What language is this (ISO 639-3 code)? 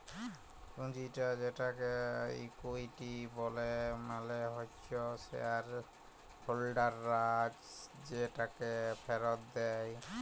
ben